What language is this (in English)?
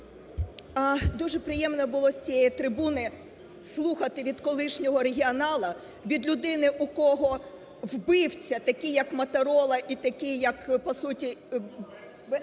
Ukrainian